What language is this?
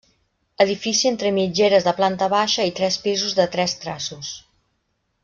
Catalan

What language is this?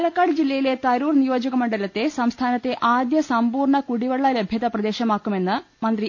Malayalam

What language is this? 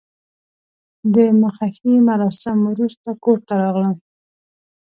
Pashto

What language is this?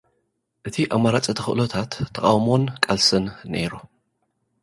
Tigrinya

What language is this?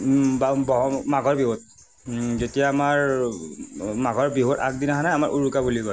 Assamese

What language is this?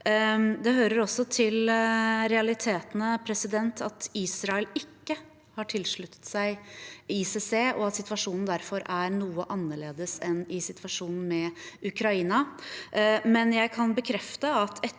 Norwegian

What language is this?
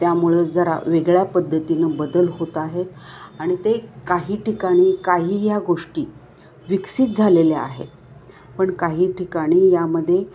Marathi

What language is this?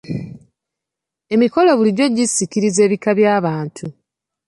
Ganda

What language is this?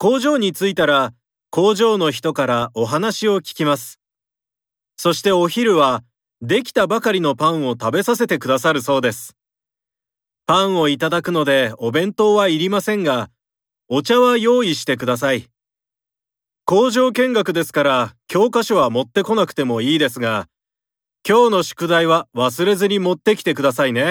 Japanese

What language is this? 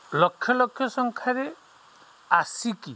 Odia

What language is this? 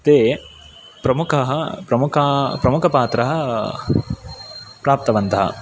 Sanskrit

